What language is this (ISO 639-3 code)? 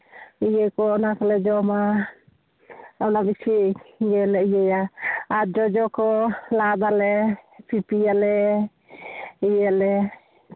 sat